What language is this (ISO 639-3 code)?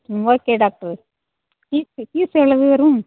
tam